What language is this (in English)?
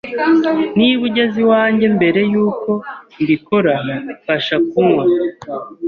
Kinyarwanda